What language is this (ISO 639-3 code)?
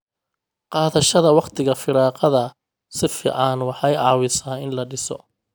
som